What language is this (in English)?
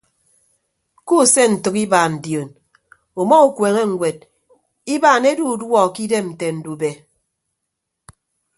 Ibibio